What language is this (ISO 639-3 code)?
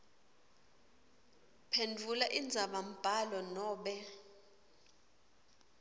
ssw